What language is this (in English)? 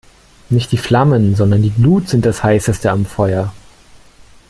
German